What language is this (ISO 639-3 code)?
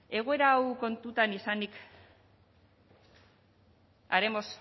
eus